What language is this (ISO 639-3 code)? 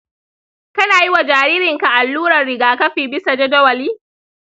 hau